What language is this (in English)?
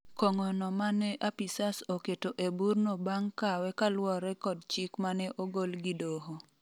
Luo (Kenya and Tanzania)